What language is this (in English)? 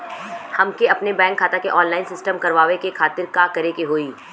Bhojpuri